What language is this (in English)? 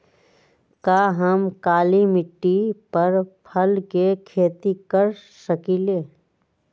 Magahi